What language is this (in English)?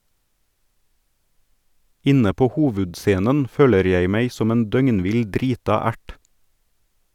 Norwegian